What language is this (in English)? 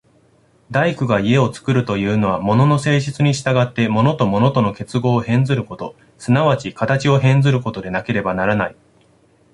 Japanese